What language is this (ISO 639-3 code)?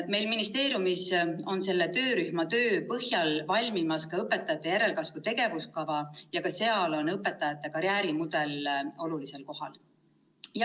est